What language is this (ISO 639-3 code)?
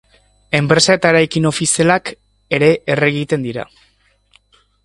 eus